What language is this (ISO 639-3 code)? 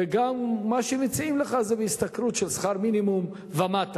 heb